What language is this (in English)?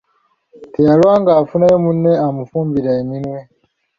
Ganda